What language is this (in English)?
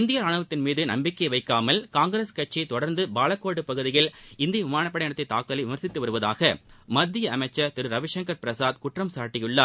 Tamil